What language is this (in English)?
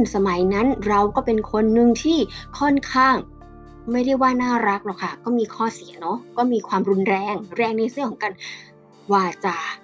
Thai